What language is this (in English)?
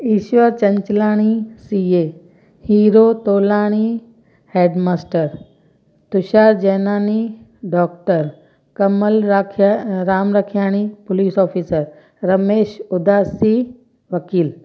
Sindhi